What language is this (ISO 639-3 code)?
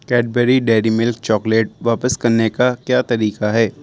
urd